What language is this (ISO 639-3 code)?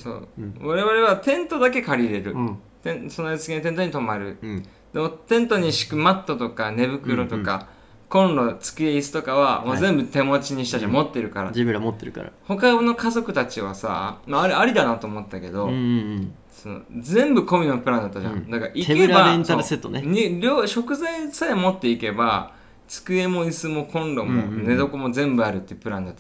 jpn